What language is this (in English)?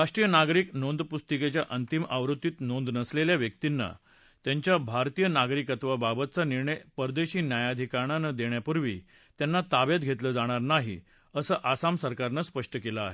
Marathi